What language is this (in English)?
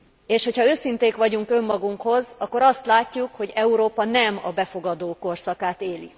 Hungarian